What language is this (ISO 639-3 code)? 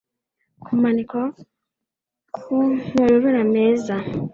kin